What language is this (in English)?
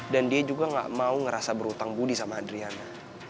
Indonesian